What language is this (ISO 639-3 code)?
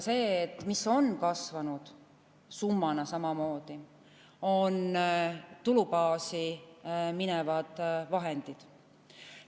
est